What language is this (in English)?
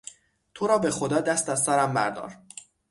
Persian